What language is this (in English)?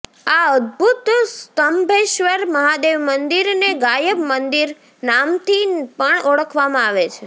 Gujarati